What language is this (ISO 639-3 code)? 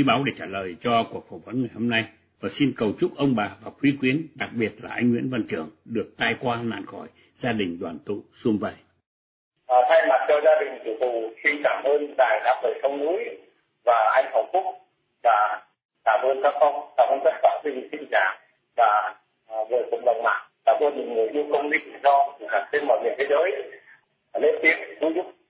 vie